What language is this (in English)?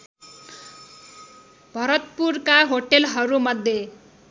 Nepali